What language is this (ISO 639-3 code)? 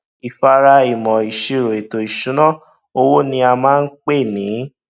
yor